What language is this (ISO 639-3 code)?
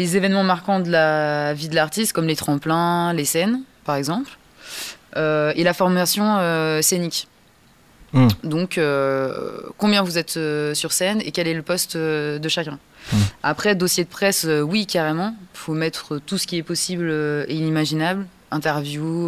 fra